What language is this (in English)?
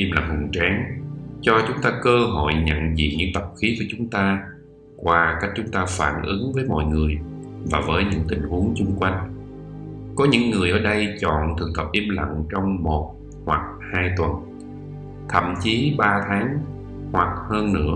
Vietnamese